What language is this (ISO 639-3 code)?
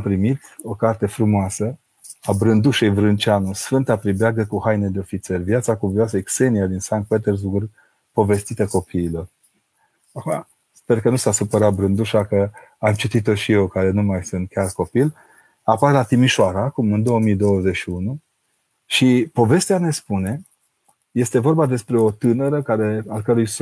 ron